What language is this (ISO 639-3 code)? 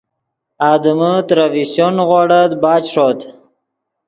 ydg